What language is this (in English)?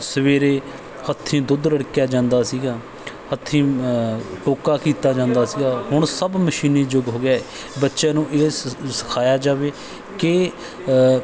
Punjabi